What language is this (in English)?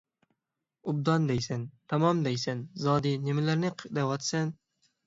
Uyghur